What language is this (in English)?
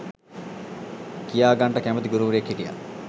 Sinhala